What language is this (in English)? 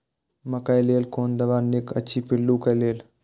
Maithili